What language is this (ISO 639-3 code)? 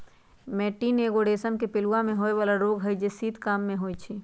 mag